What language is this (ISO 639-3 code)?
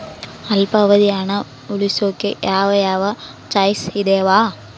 kan